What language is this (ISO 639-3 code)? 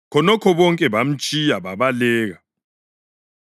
nde